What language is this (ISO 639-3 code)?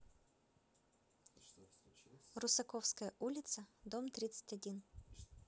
rus